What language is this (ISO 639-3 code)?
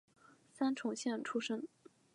zho